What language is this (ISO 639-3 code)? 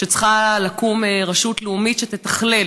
heb